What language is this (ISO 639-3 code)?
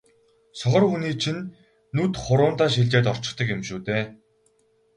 mon